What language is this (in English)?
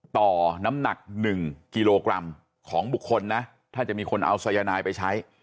Thai